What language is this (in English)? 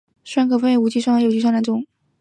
Chinese